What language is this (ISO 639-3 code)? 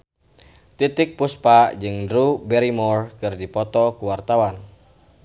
sun